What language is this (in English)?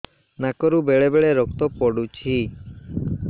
Odia